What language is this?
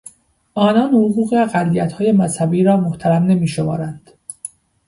Persian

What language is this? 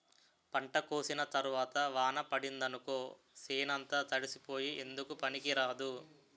Telugu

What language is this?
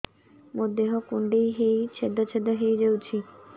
Odia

